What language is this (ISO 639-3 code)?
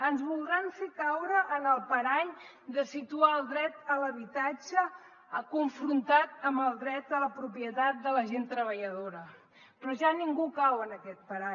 cat